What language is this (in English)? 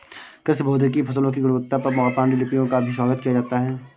Hindi